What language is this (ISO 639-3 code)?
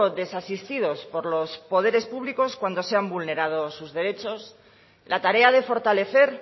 spa